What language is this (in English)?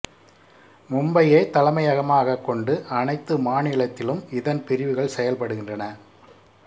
Tamil